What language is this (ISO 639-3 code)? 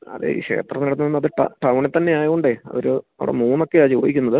mal